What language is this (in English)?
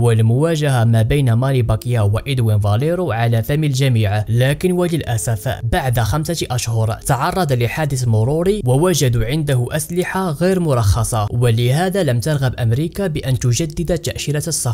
Arabic